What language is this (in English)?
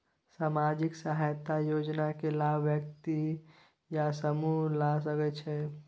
Maithili